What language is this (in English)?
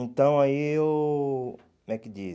Portuguese